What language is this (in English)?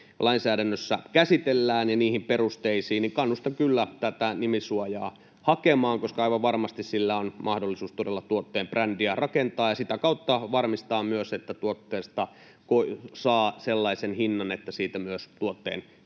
Finnish